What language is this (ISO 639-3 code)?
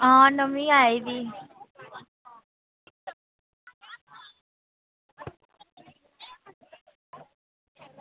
doi